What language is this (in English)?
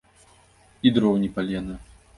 Belarusian